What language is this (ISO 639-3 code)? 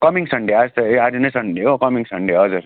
nep